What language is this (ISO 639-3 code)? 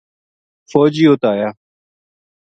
gju